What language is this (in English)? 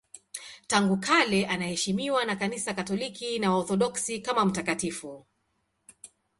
Swahili